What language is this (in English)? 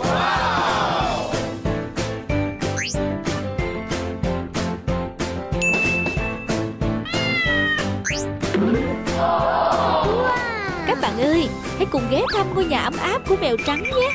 Vietnamese